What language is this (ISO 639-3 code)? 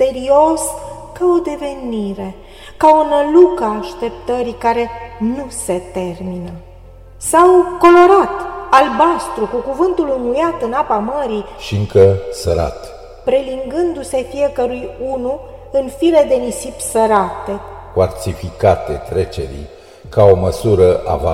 ron